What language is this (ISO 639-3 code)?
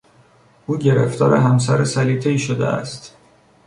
fas